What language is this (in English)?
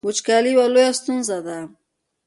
Pashto